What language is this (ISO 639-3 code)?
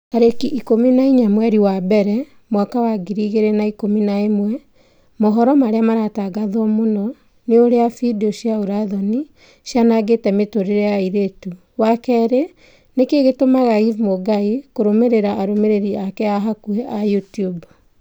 kik